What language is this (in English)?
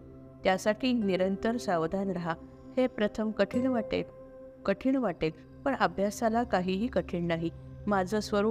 Marathi